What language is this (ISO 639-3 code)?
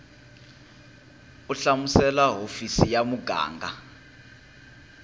tso